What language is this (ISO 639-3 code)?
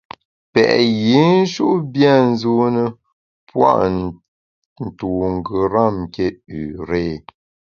bax